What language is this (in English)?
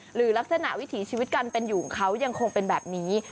Thai